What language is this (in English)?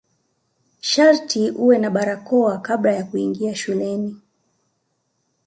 Swahili